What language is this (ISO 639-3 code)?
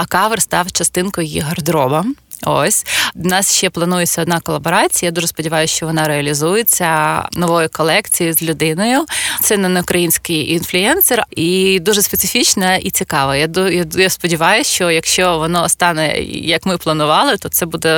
ukr